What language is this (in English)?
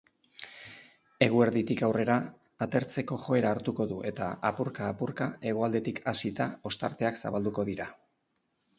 Basque